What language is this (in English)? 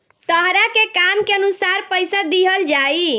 Bhojpuri